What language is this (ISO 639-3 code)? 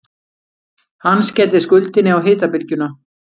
isl